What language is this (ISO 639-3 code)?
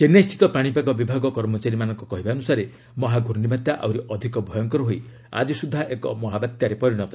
ori